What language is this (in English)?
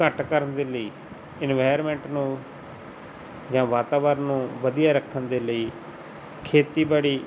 Punjabi